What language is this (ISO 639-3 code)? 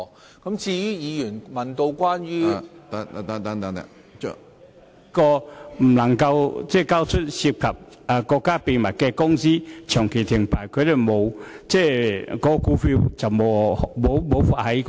yue